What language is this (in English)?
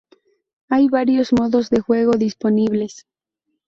Spanish